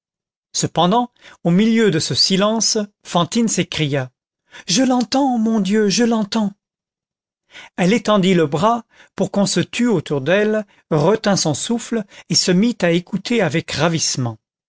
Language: French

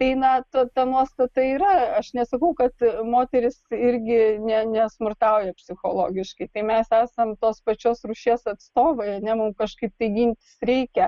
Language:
Lithuanian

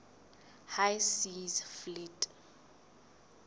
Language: Southern Sotho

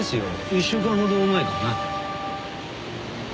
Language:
Japanese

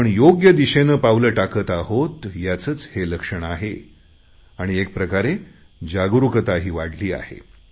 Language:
Marathi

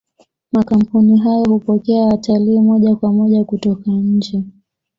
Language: Swahili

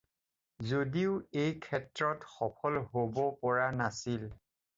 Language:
Assamese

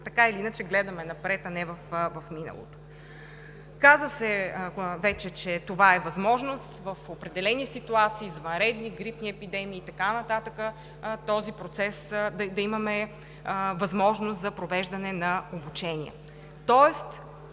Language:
Bulgarian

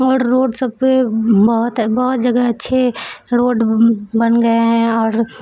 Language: Urdu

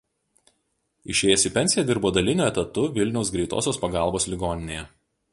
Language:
Lithuanian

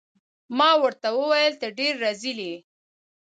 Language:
Pashto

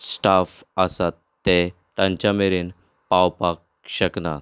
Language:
Konkani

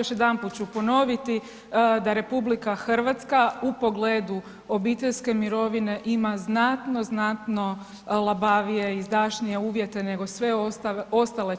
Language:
Croatian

